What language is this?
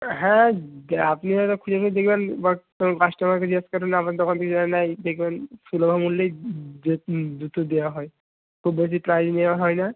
Bangla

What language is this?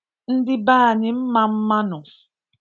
Igbo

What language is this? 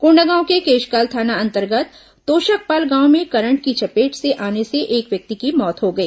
Hindi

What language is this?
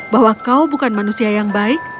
Indonesian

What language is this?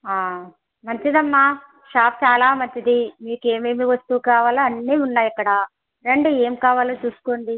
Telugu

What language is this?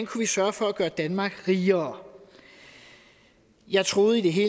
Danish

